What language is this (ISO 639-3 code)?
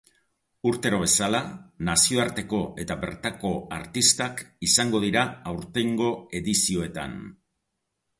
eus